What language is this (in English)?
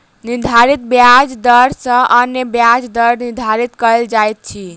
Maithili